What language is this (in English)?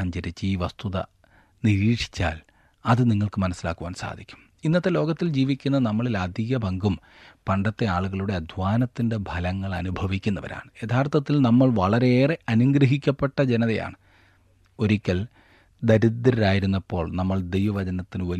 Malayalam